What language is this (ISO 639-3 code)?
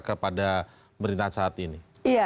ind